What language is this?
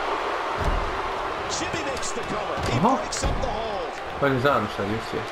Finnish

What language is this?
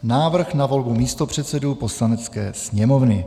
Czech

